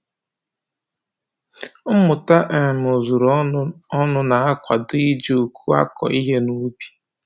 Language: Igbo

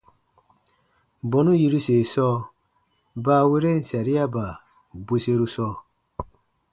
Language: Baatonum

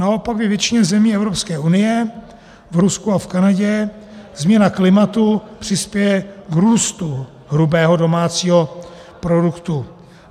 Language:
Czech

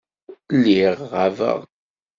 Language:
Kabyle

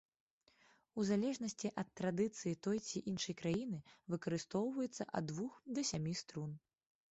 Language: Belarusian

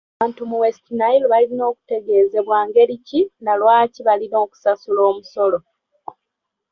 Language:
Ganda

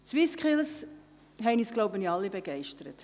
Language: Swiss German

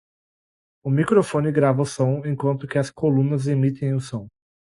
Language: Portuguese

